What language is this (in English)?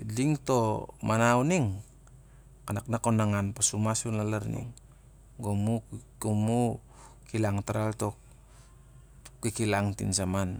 Siar-Lak